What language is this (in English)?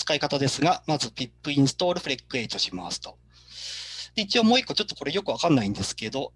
Japanese